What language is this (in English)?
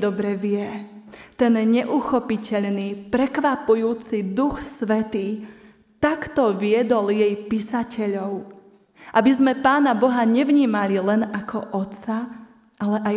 Slovak